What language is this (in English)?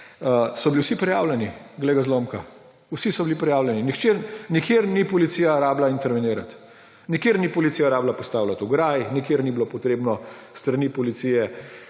Slovenian